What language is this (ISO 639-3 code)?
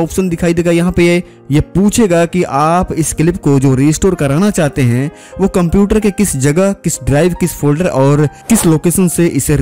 hin